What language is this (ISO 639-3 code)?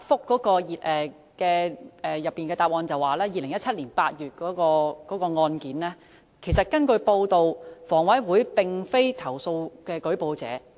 yue